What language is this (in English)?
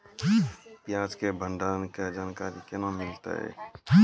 Maithili